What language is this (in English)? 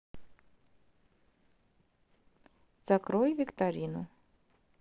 Russian